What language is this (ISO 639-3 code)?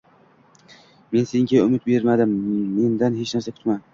uzb